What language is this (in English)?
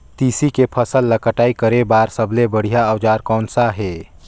Chhattisgarhi